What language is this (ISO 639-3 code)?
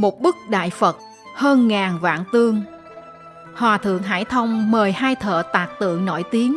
vie